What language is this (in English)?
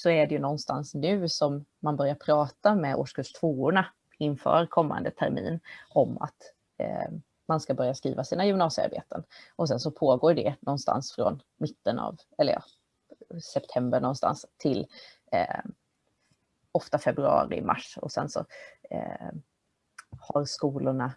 Swedish